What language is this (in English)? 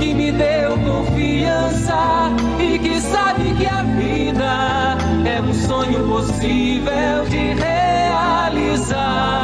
Portuguese